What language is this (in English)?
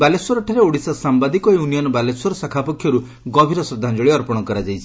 Odia